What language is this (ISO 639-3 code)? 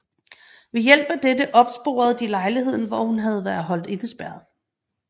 dan